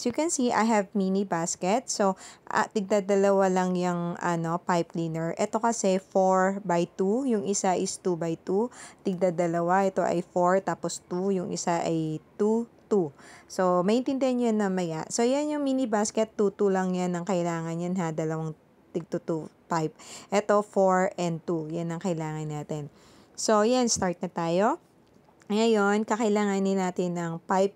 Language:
Filipino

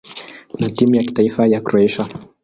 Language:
Swahili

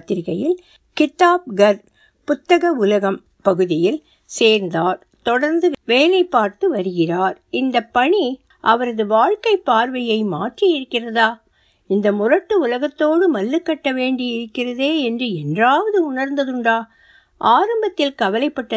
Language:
Tamil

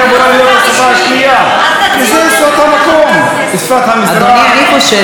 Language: Hebrew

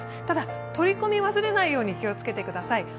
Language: Japanese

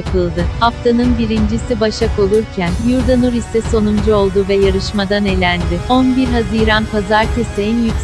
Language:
Turkish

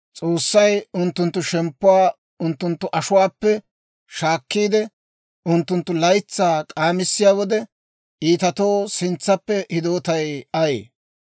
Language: Dawro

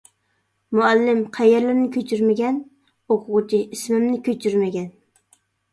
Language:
Uyghur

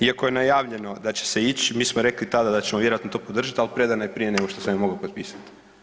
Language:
Croatian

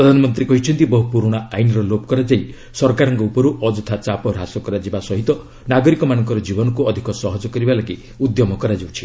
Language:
Odia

